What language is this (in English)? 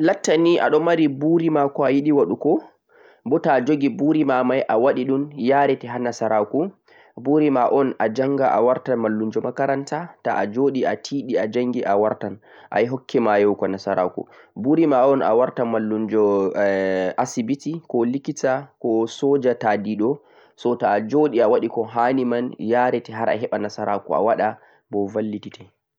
Central-Eastern Niger Fulfulde